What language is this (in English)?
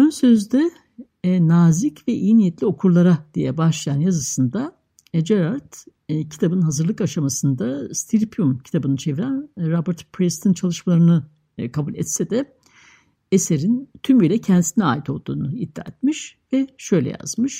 Turkish